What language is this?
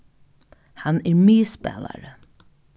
Faroese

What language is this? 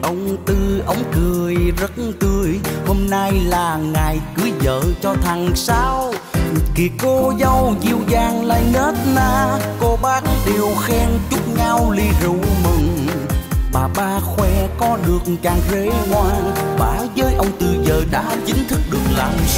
Vietnamese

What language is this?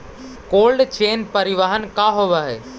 Magahi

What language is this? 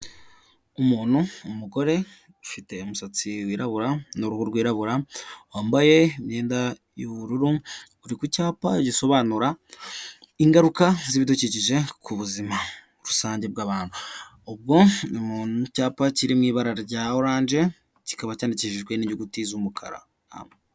Kinyarwanda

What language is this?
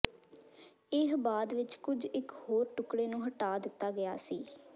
Punjabi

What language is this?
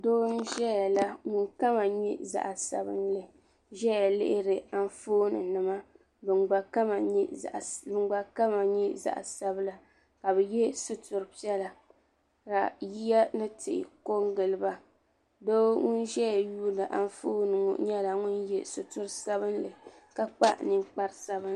Dagbani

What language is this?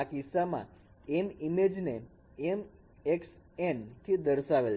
Gujarati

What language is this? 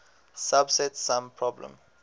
English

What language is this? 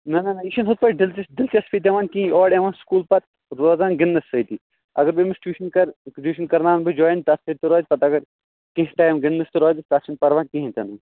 Kashmiri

